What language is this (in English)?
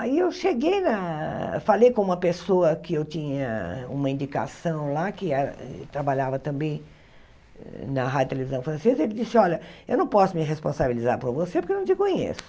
Portuguese